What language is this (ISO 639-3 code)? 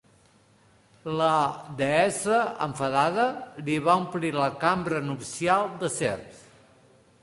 cat